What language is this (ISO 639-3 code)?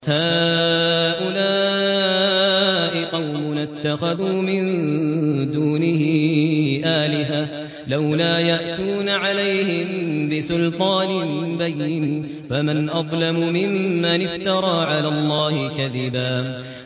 ara